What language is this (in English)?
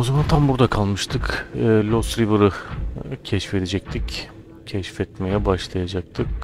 Turkish